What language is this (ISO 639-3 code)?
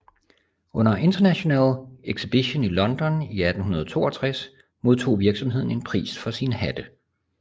dan